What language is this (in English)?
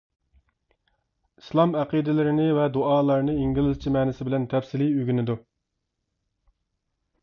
Uyghur